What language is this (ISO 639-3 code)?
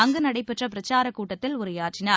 tam